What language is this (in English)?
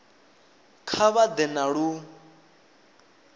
Venda